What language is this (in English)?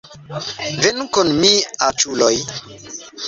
Esperanto